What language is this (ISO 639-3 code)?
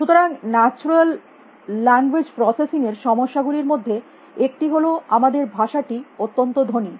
ben